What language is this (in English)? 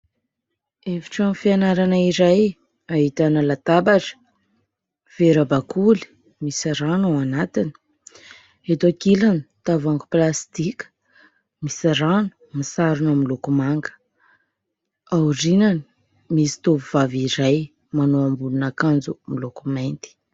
Malagasy